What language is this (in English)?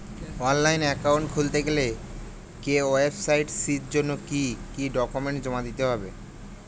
Bangla